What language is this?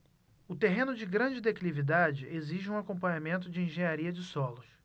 Portuguese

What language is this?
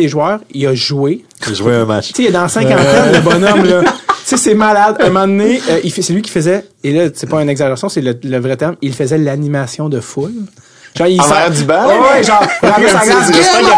French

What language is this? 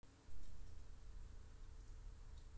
Russian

